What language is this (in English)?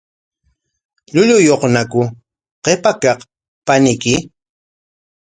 Corongo Ancash Quechua